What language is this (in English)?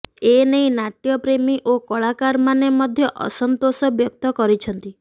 Odia